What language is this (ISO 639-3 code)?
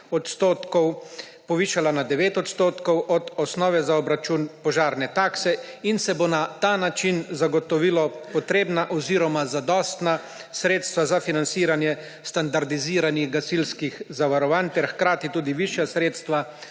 slv